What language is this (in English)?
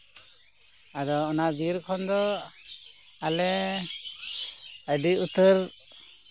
Santali